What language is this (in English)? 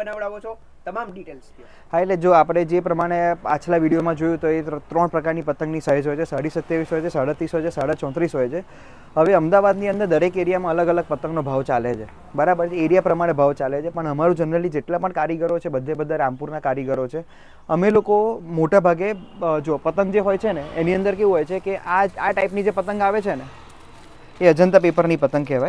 Gujarati